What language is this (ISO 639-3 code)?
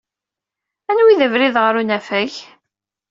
kab